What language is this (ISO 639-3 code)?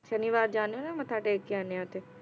pan